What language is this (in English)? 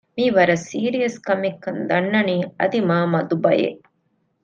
Divehi